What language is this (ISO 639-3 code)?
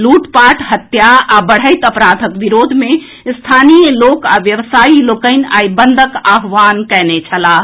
mai